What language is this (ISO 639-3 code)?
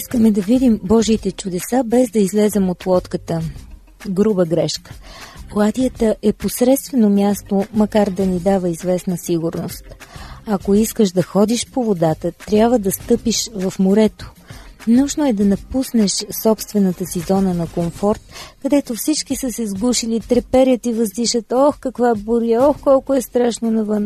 bul